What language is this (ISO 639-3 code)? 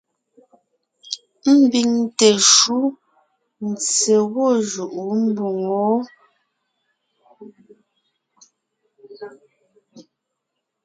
nnh